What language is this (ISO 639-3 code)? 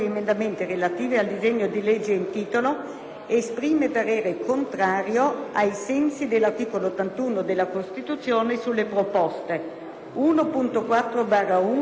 ita